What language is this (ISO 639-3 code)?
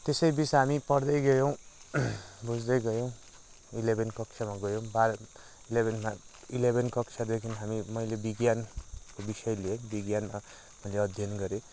nep